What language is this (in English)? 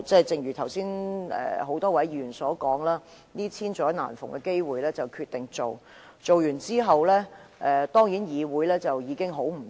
Cantonese